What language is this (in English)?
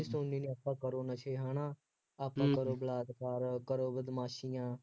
Punjabi